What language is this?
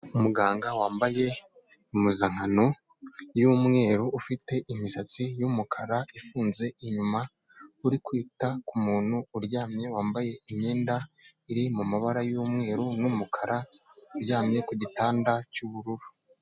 Kinyarwanda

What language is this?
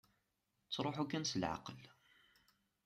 Kabyle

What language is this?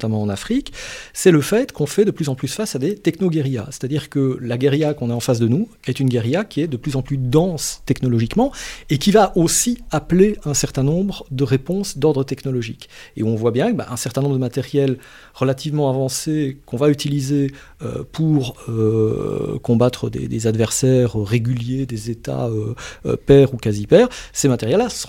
French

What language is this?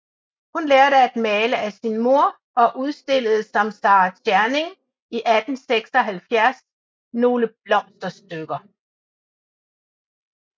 Danish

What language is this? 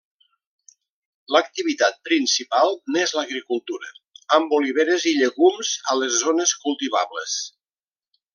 Catalan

